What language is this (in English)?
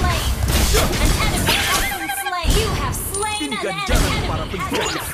Indonesian